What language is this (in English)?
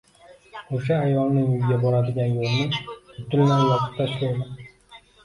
Uzbek